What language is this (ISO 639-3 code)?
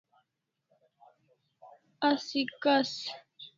kls